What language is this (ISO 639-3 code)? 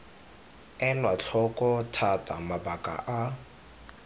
tsn